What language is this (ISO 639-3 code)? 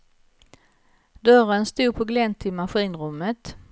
swe